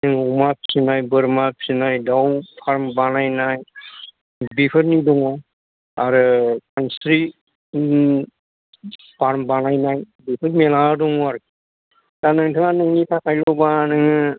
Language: Bodo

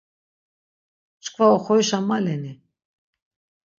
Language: Laz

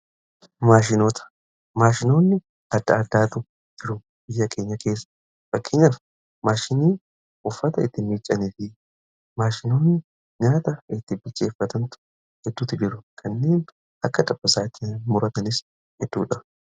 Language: Oromo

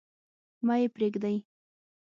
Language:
Pashto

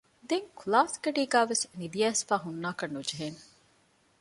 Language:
Divehi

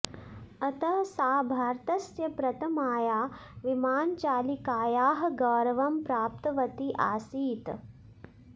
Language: Sanskrit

